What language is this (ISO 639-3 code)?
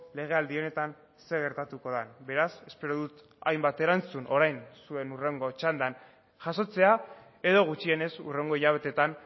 eus